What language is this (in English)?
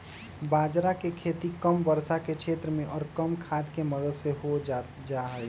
Magahi